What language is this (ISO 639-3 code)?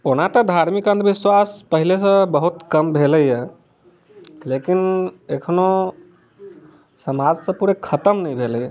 mai